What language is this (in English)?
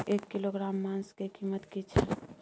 Maithili